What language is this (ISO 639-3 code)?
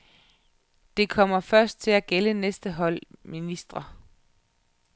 dan